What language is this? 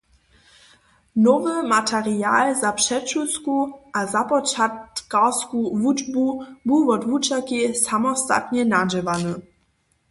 Upper Sorbian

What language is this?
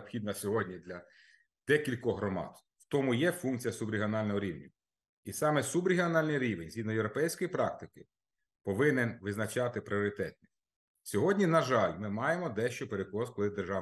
Ukrainian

